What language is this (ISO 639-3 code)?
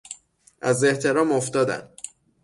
fas